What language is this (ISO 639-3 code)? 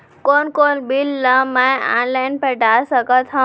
hne